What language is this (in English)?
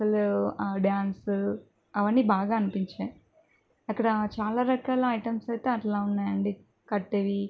Telugu